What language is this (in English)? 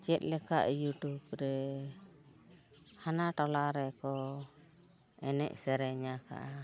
Santali